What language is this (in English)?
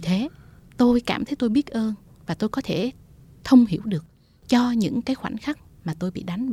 Vietnamese